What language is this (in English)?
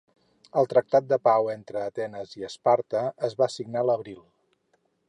Catalan